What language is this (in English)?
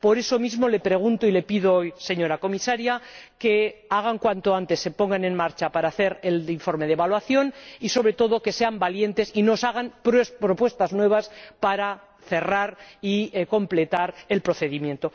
Spanish